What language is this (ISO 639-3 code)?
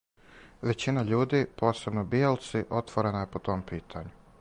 srp